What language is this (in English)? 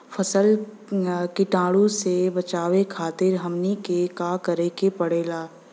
Bhojpuri